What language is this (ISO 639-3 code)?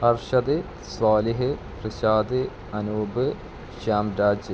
mal